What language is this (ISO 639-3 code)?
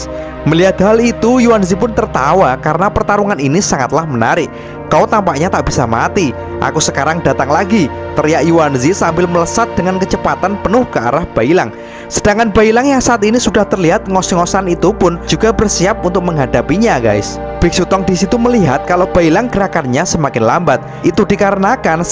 ind